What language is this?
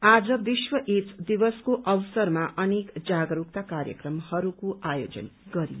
Nepali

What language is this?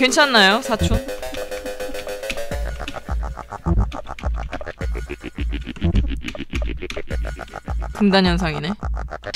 Korean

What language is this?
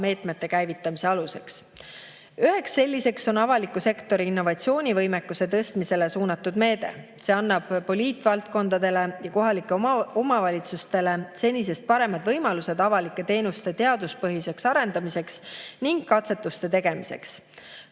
Estonian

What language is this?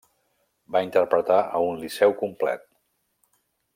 Catalan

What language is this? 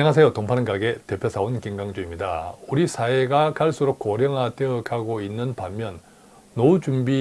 Korean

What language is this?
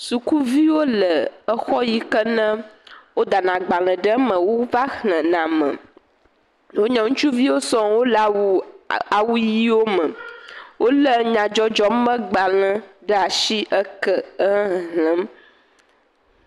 Ewe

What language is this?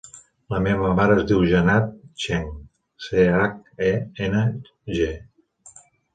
Catalan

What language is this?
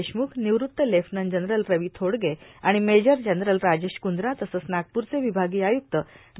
Marathi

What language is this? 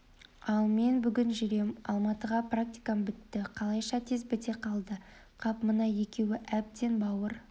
Kazakh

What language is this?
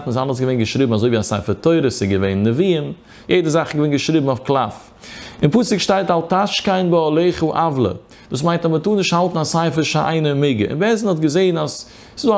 Dutch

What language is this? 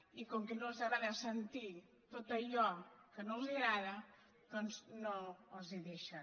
Catalan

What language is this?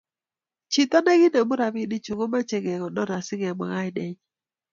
Kalenjin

